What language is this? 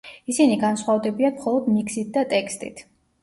Georgian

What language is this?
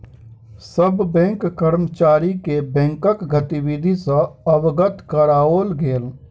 Maithili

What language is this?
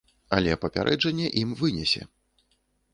Belarusian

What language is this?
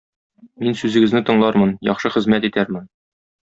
Tatar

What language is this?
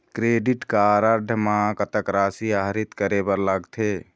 Chhattisgarhi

